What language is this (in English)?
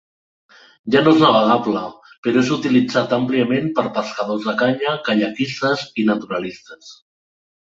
Catalan